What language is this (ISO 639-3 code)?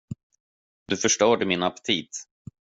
swe